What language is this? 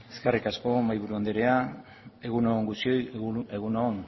Basque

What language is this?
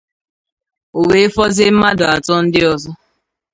Igbo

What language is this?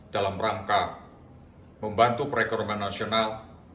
Indonesian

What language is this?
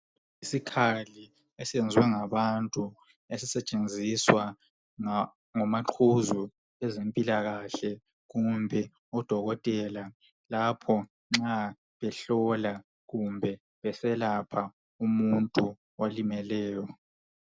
North Ndebele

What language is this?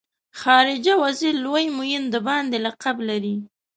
Pashto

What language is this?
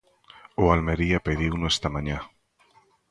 Galician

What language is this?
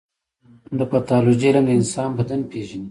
Pashto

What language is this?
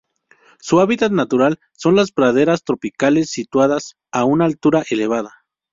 Spanish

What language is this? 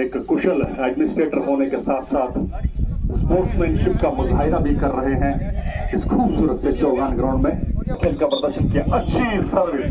Hindi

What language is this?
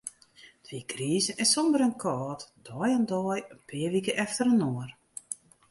Western Frisian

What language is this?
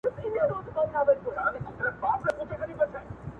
Pashto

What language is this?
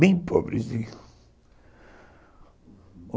Portuguese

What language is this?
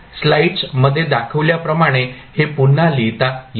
Marathi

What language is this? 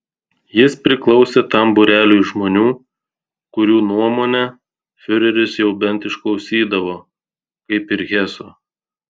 Lithuanian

